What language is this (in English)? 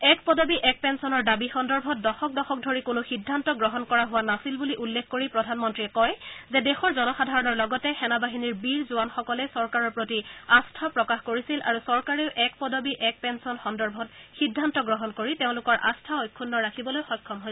Assamese